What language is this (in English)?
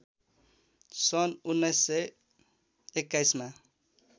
Nepali